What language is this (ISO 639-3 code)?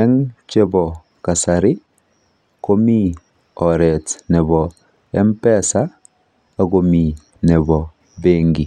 kln